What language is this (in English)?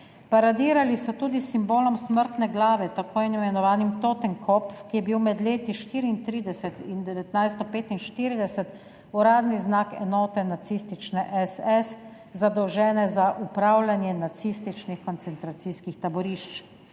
Slovenian